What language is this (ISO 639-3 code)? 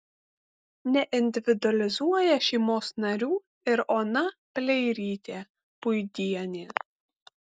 lit